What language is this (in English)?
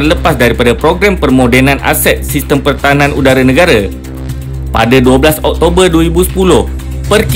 Malay